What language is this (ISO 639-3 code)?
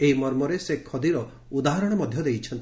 ori